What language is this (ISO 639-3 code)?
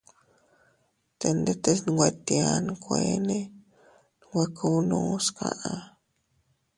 cut